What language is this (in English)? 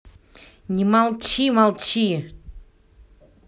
Russian